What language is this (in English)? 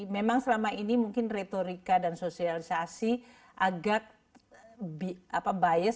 Indonesian